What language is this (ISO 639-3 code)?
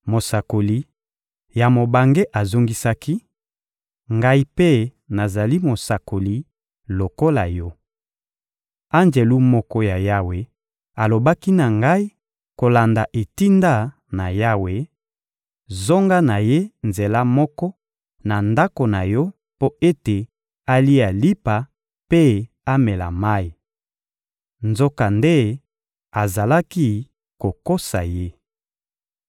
lin